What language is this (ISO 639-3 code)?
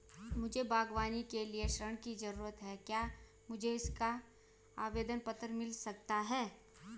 hin